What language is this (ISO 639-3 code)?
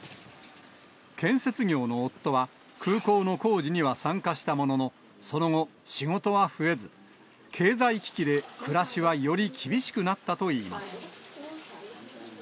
jpn